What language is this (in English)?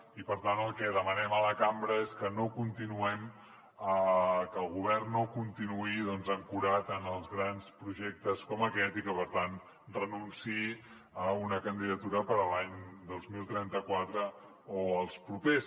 Catalan